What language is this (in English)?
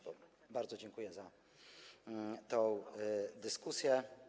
Polish